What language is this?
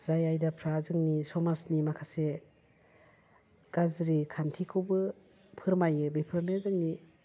Bodo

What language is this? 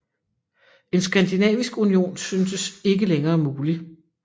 Danish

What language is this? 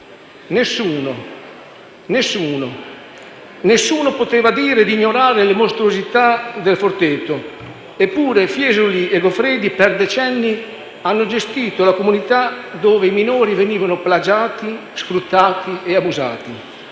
Italian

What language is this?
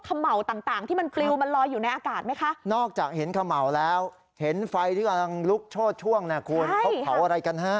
Thai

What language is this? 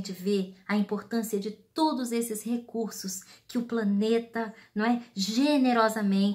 Portuguese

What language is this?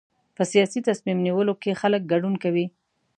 Pashto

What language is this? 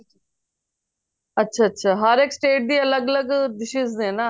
Punjabi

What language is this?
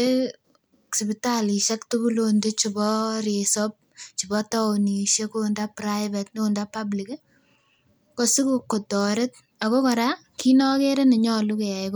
Kalenjin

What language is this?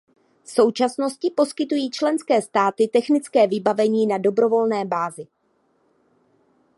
Czech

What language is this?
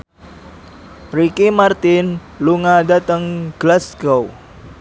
Javanese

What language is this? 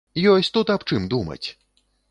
Belarusian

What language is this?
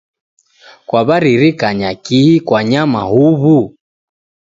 Taita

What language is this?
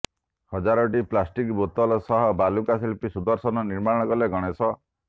Odia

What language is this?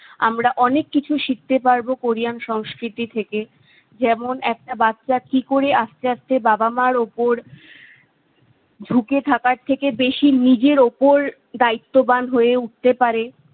Bangla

